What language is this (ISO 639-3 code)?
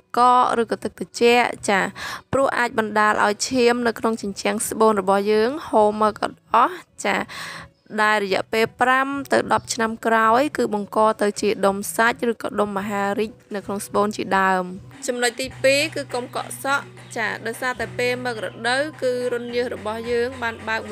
tha